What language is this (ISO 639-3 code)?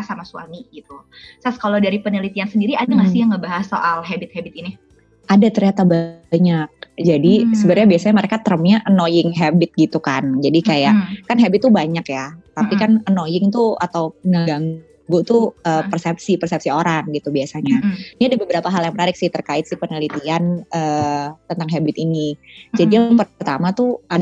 ind